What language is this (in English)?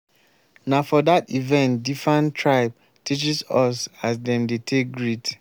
Nigerian Pidgin